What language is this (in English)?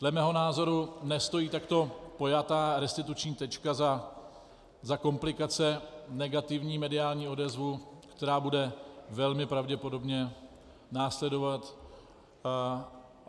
Czech